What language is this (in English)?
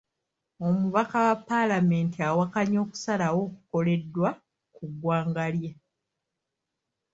Ganda